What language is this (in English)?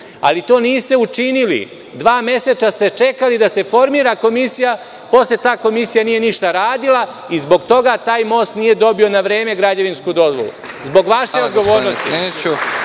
Serbian